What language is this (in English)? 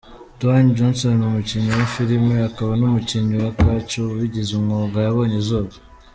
Kinyarwanda